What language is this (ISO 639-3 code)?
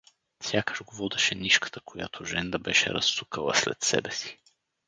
bul